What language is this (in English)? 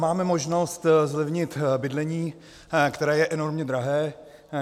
Czech